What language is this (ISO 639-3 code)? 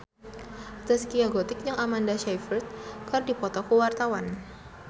sun